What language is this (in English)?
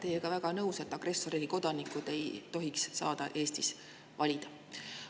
Estonian